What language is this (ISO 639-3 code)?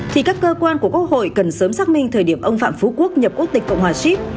vie